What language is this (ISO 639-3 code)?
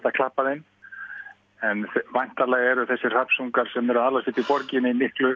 isl